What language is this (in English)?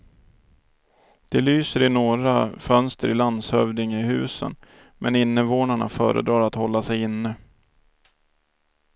Swedish